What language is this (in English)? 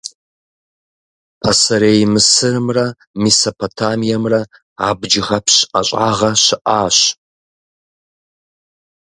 Kabardian